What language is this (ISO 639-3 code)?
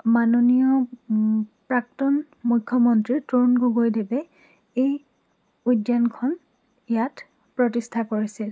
asm